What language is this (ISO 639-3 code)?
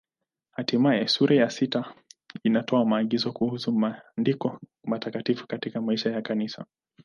swa